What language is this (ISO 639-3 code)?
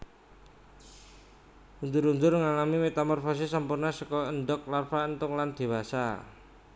jav